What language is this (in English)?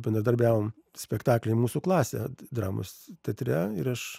Lithuanian